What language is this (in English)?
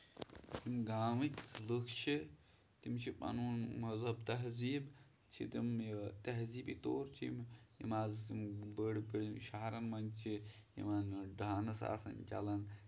Kashmiri